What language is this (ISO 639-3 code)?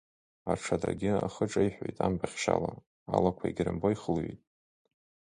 abk